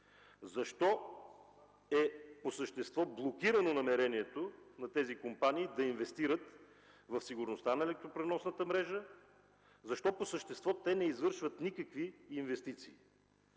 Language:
Bulgarian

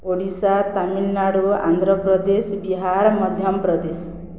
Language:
Odia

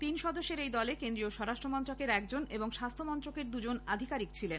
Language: Bangla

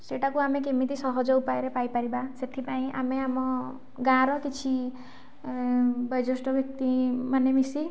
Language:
Odia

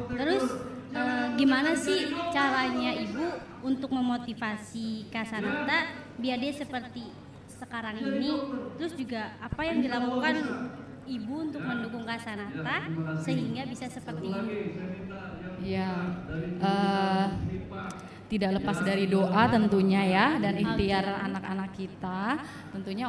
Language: Indonesian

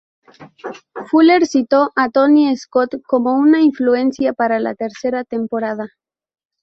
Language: Spanish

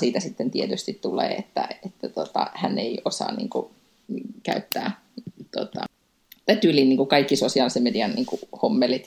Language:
Finnish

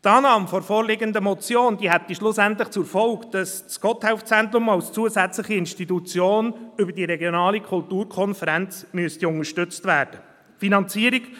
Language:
Swiss German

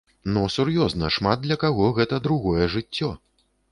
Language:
Belarusian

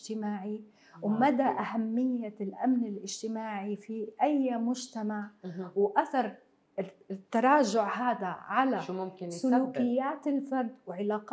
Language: Arabic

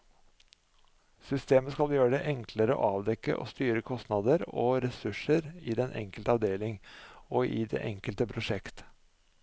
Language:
Norwegian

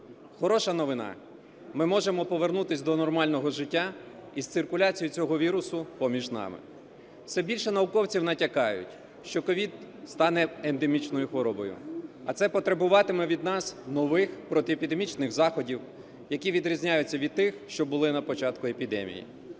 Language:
Ukrainian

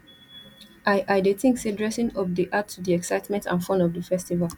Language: Nigerian Pidgin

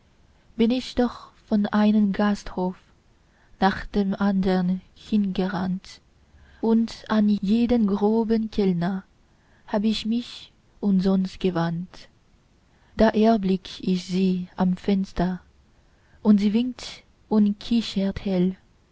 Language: German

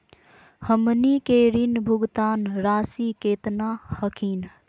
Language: Magahi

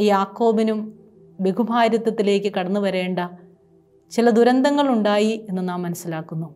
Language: Malayalam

